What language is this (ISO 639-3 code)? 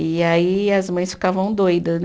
por